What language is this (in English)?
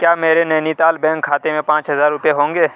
Urdu